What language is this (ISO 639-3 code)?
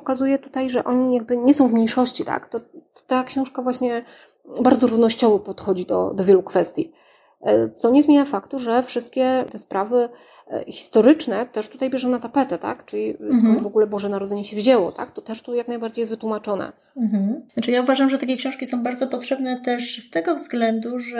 pol